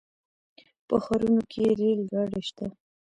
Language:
Pashto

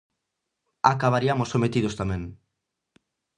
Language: Galician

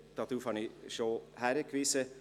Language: Swiss German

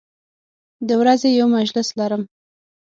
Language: Pashto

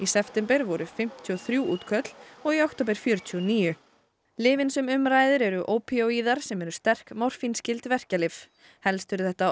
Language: Icelandic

